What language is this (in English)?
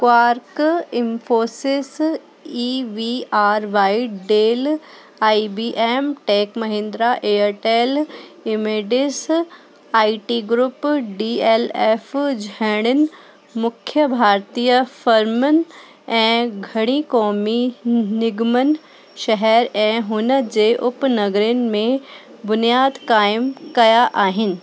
Sindhi